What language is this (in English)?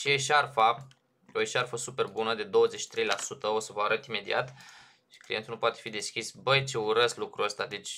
Romanian